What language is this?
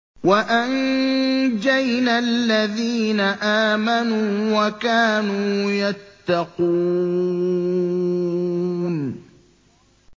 Arabic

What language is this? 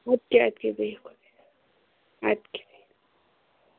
Kashmiri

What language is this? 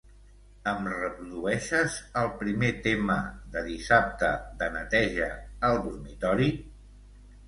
Catalan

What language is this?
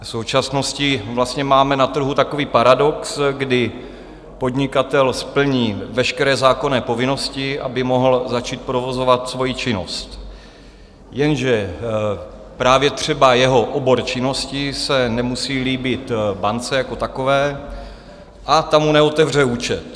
Czech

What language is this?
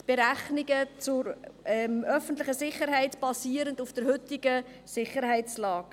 Swiss German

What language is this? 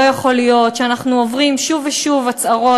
Hebrew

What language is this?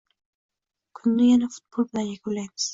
Uzbek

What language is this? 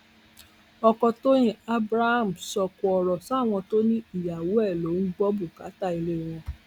Yoruba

